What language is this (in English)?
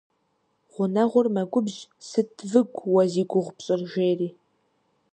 Kabardian